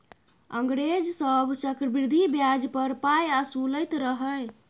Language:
Maithili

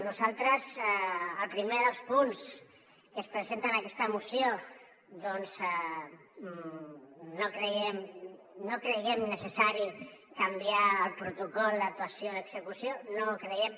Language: Catalan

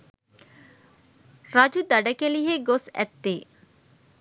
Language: Sinhala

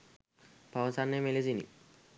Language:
Sinhala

